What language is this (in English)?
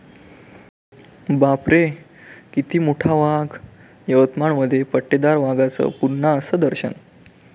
Marathi